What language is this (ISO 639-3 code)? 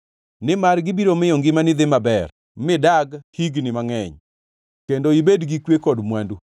luo